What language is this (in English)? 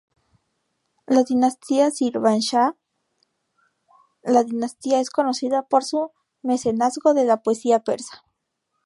Spanish